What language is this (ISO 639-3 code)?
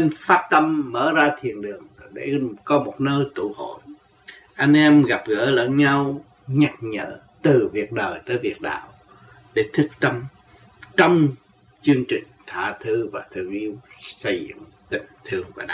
vie